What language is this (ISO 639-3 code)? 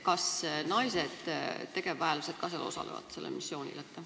est